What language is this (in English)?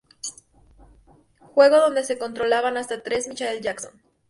Spanish